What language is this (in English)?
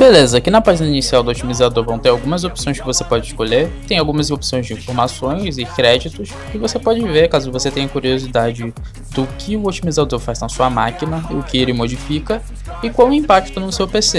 Portuguese